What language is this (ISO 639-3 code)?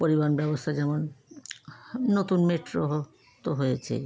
ben